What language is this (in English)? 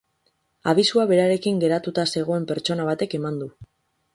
Basque